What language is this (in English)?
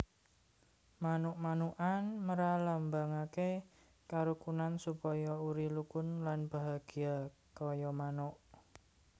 Javanese